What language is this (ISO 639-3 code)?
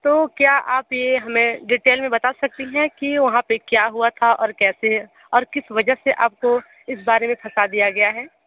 hin